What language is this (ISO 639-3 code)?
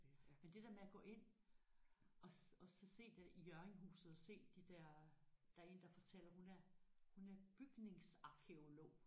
dan